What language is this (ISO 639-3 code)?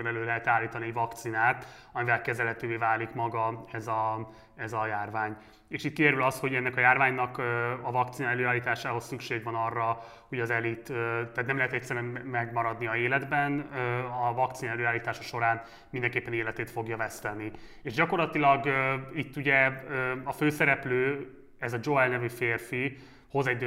hun